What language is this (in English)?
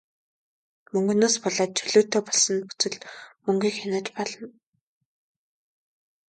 Mongolian